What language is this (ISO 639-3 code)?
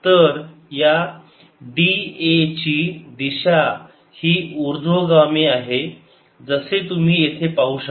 mar